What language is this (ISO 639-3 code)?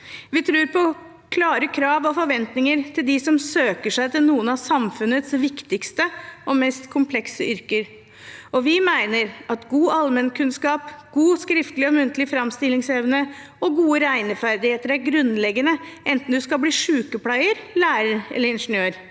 nor